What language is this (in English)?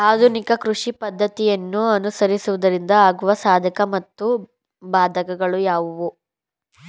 Kannada